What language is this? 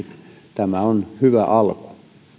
Finnish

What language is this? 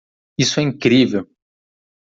Portuguese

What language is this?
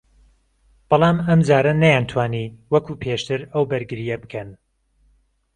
Central Kurdish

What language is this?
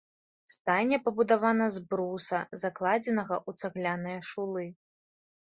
Belarusian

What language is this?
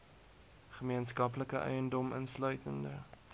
Afrikaans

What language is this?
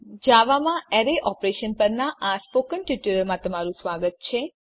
Gujarati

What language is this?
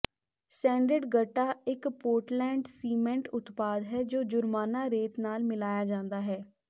Punjabi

